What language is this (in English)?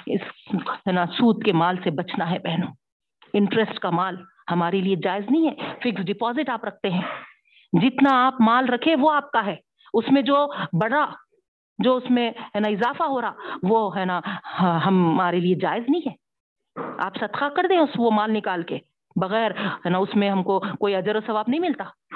Urdu